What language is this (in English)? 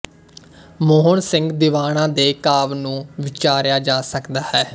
Punjabi